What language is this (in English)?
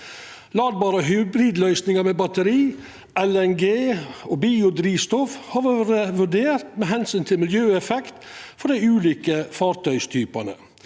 Norwegian